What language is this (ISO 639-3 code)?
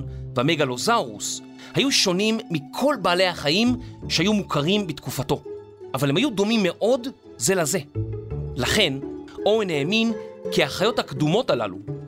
heb